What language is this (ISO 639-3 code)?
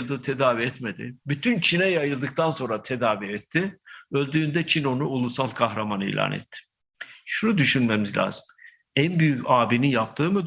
tur